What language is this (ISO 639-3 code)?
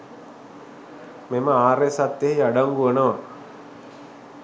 sin